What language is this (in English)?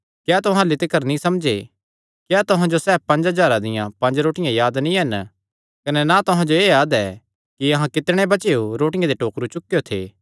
Kangri